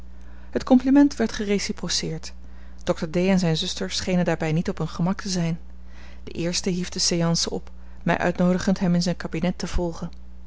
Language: Dutch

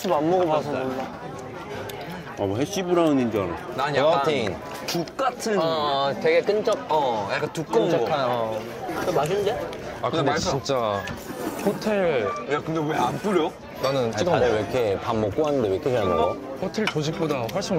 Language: Korean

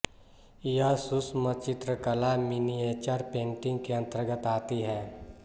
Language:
Hindi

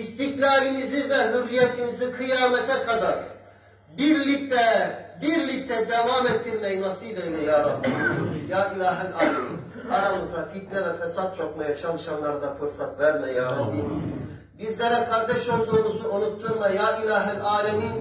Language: Turkish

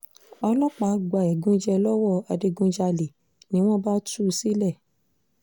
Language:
Yoruba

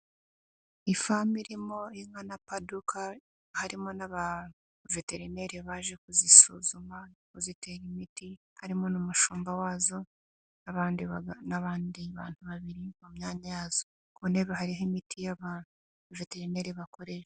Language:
Kinyarwanda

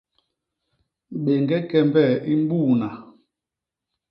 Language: Basaa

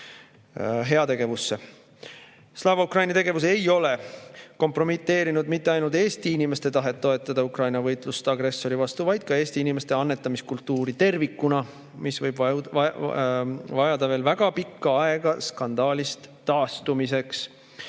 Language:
Estonian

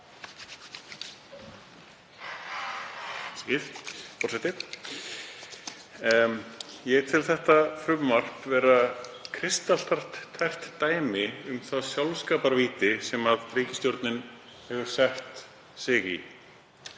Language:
Icelandic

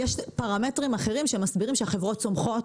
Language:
Hebrew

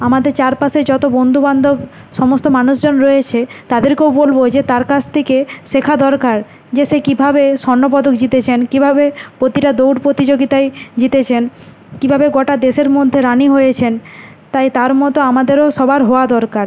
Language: Bangla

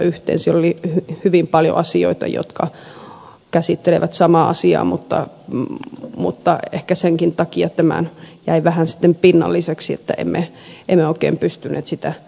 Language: Finnish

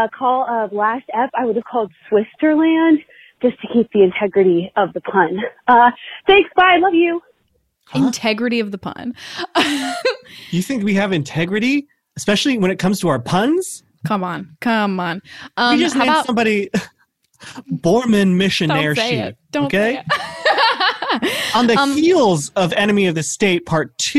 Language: English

